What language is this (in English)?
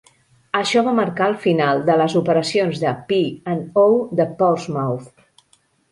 Catalan